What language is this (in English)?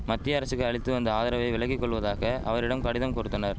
Tamil